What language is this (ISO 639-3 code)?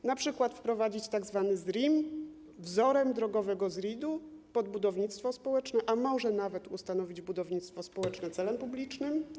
pol